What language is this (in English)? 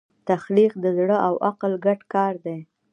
Pashto